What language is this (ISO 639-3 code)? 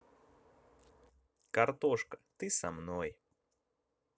rus